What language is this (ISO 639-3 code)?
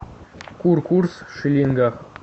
rus